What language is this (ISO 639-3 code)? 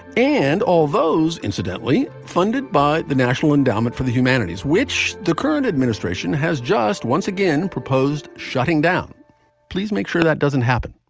eng